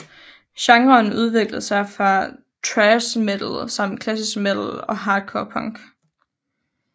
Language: Danish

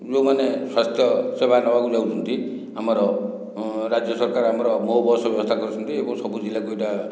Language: Odia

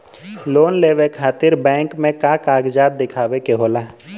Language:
Bhojpuri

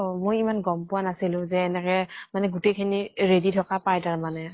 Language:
Assamese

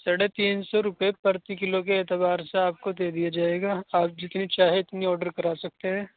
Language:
Urdu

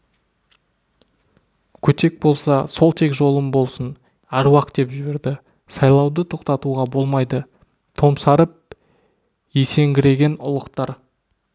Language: Kazakh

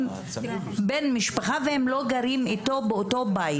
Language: Hebrew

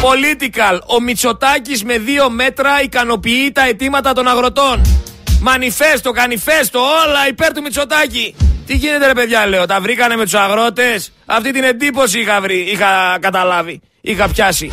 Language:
Greek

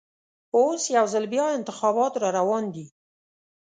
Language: Pashto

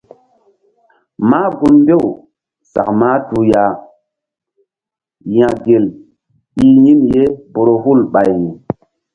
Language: Mbum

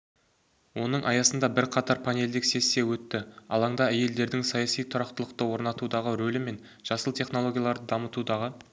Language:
Kazakh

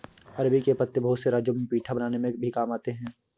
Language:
Hindi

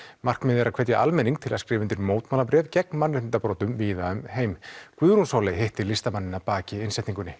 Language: Icelandic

